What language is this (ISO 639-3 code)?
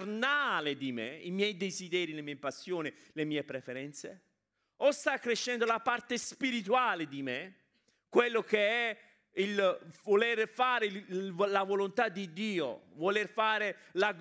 ita